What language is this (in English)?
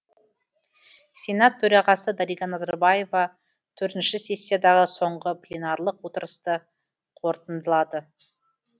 Kazakh